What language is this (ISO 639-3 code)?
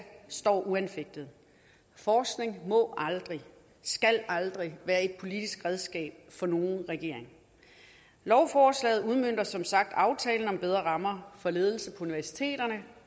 dan